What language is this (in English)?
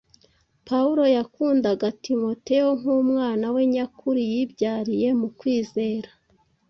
Kinyarwanda